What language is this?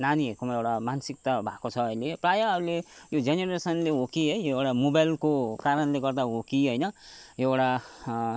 Nepali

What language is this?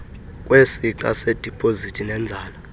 Xhosa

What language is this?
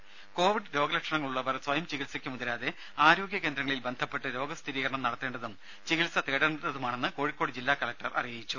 Malayalam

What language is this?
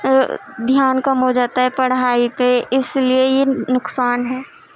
Urdu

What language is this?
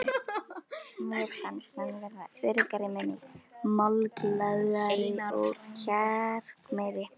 Icelandic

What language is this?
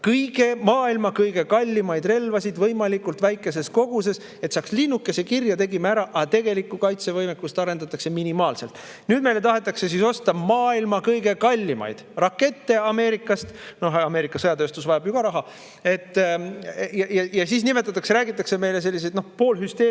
Estonian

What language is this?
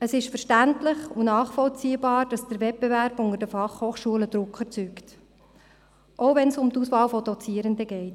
Swiss German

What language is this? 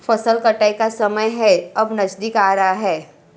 Hindi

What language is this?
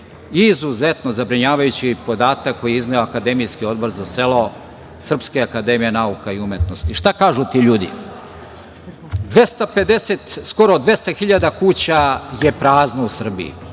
Serbian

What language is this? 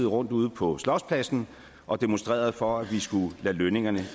Danish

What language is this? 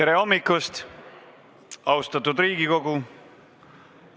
Estonian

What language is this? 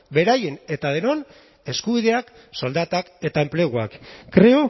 Basque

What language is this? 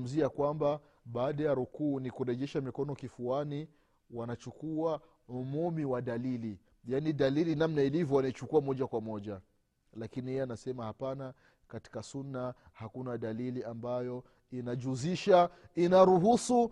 Swahili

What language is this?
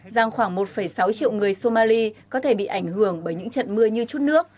Vietnamese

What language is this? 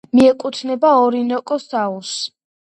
Georgian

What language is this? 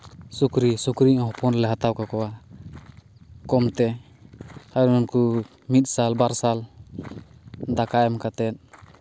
Santali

